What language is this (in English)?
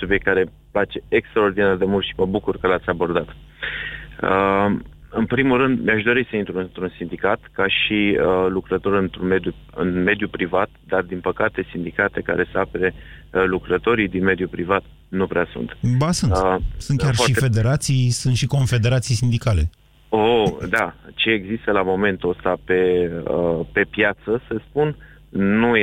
Romanian